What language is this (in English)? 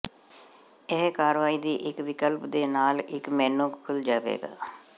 Punjabi